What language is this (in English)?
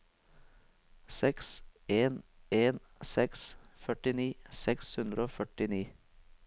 Norwegian